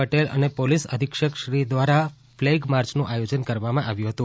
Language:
Gujarati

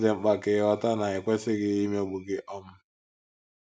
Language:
Igbo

